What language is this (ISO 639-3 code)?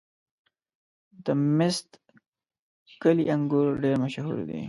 pus